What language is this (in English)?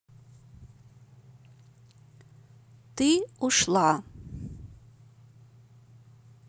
Russian